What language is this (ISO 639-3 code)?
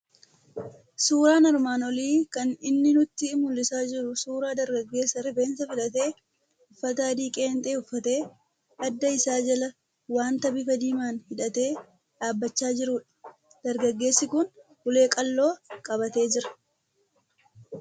orm